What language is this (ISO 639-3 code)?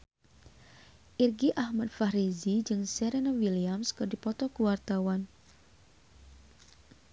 sun